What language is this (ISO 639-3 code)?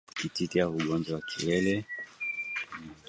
swa